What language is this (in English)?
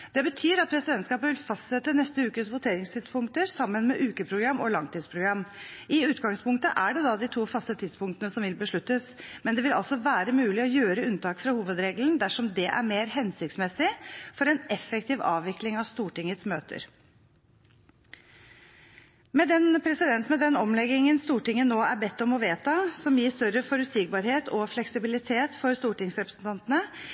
Norwegian Bokmål